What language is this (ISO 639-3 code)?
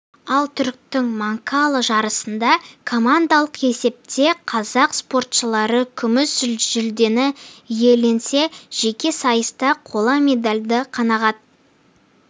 kaz